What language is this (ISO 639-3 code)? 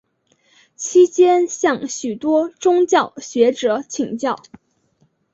zho